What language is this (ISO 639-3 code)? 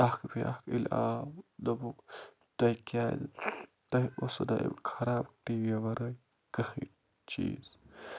kas